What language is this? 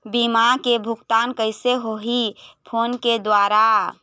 Chhattisgarhi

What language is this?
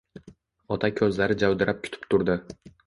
Uzbek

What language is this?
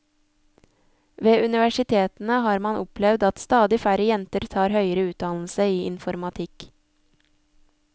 Norwegian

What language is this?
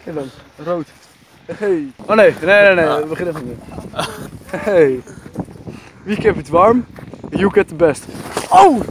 Dutch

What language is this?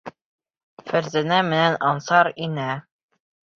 Bashkir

